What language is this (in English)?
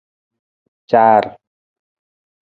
Nawdm